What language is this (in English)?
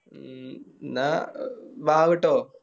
Malayalam